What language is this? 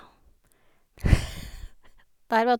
Norwegian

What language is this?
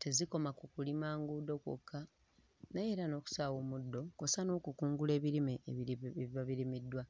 Ganda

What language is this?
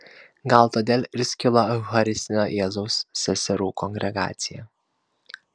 Lithuanian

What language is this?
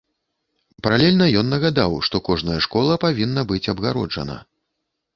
Belarusian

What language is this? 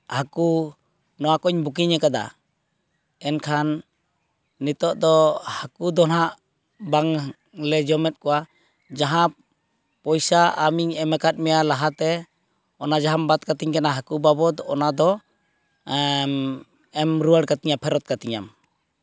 Santali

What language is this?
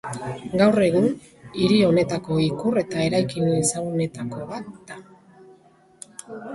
Basque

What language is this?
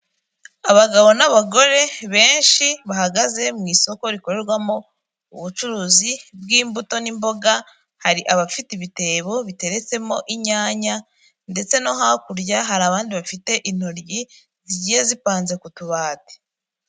Kinyarwanda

